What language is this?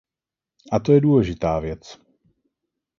Czech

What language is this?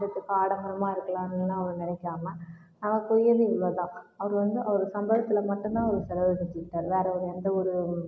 Tamil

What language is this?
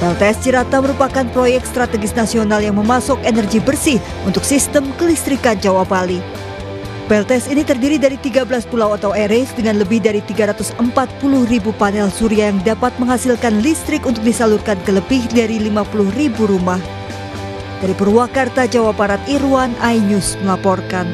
Indonesian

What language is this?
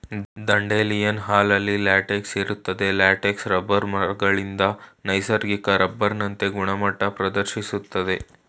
Kannada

